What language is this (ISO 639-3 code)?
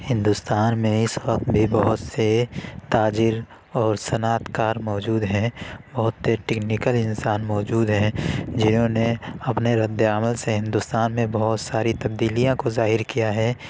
urd